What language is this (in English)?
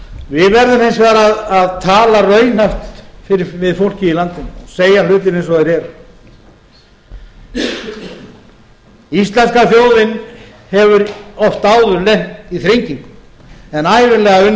Icelandic